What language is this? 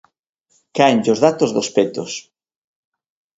Galician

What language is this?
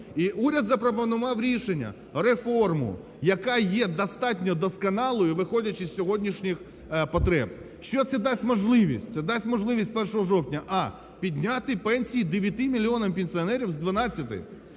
Ukrainian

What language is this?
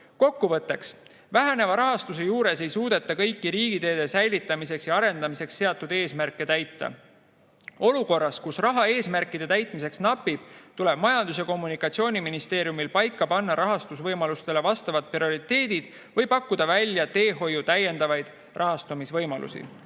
Estonian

